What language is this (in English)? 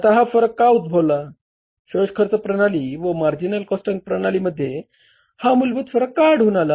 Marathi